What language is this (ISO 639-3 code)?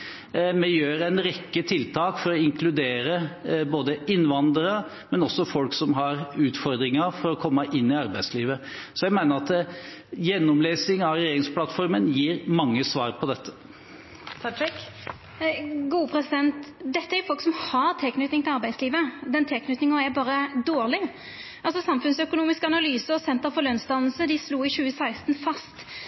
nor